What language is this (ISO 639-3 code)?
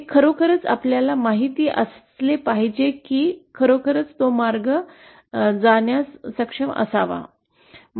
mar